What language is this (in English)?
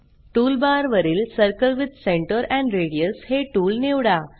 Marathi